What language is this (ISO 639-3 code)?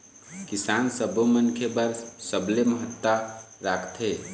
hne